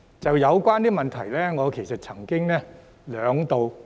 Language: Cantonese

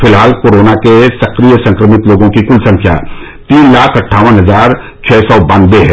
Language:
Hindi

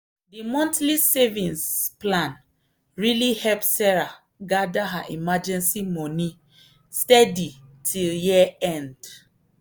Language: Nigerian Pidgin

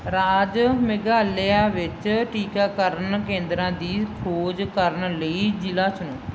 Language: Punjabi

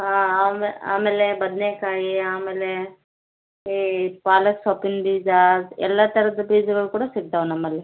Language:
Kannada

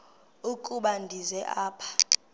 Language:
Xhosa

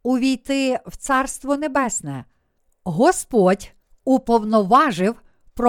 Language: Ukrainian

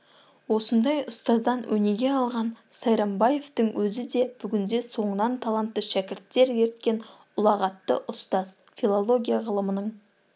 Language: Kazakh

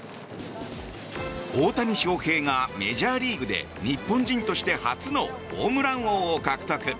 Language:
Japanese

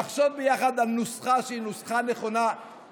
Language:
Hebrew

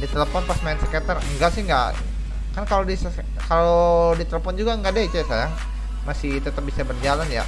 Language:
Indonesian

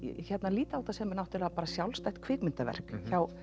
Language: Icelandic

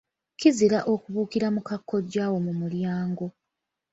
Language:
Ganda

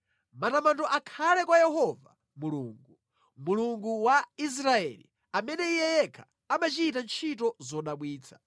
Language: Nyanja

